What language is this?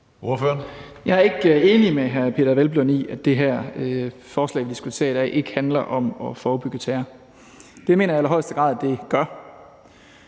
Danish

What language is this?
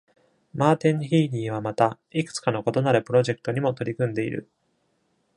Japanese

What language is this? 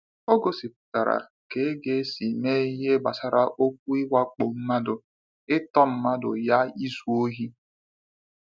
Igbo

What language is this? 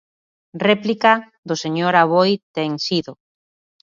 Galician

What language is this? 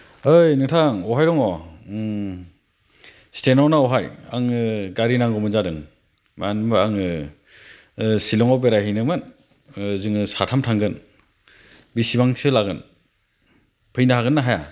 Bodo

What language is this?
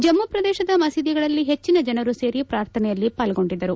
Kannada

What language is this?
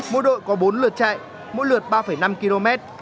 Vietnamese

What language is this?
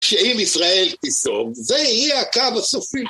Hebrew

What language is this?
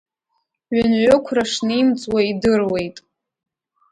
Abkhazian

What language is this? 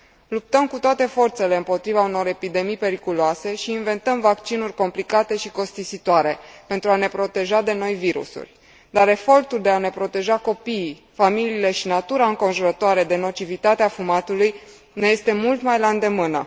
Romanian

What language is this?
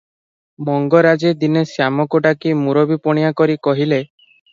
Odia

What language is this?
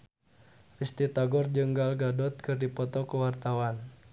Sundanese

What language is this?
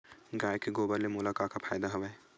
Chhattisgarhi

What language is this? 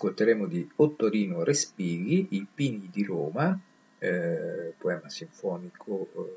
Italian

